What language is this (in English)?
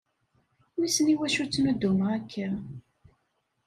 Kabyle